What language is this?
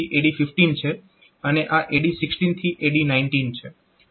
Gujarati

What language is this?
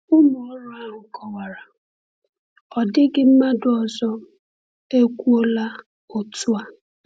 Igbo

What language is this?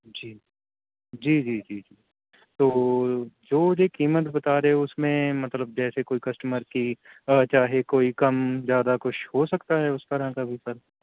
Urdu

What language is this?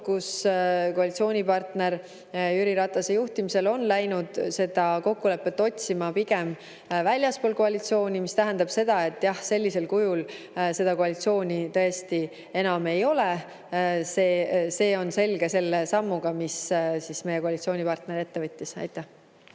Estonian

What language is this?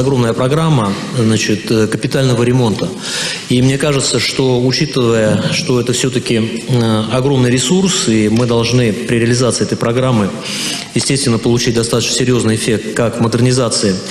Russian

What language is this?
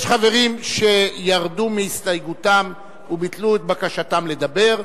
Hebrew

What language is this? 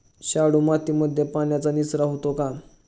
Marathi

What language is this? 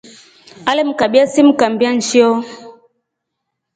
Rombo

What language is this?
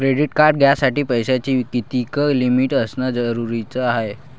Marathi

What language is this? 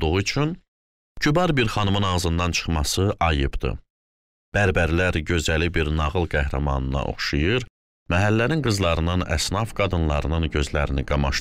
Turkish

